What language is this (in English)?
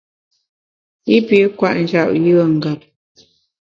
Bamun